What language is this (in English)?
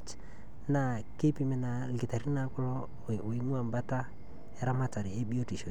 Masai